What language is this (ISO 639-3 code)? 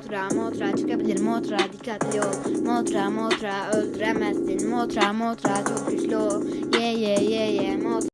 tur